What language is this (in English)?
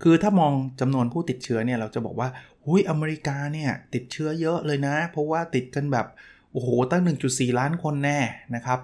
Thai